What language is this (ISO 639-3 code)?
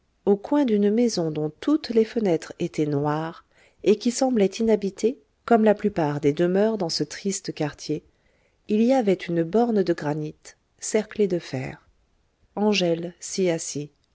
fra